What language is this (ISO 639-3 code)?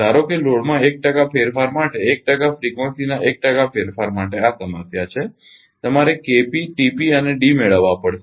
guj